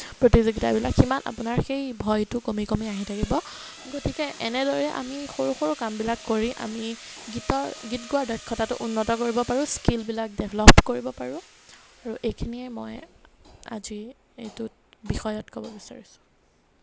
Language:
Assamese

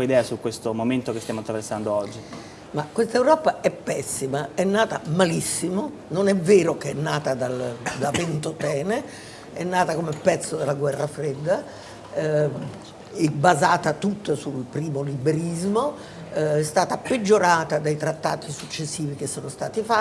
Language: Italian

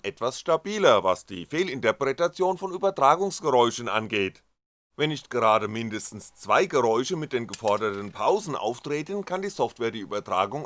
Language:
German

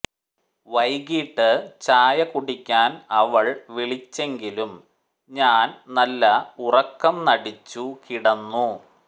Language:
Malayalam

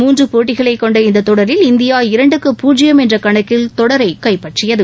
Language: Tamil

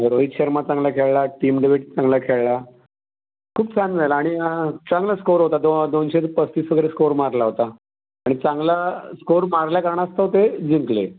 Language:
Marathi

